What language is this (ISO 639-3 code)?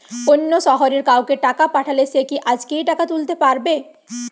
ben